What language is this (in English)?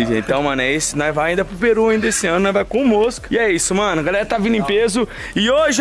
Portuguese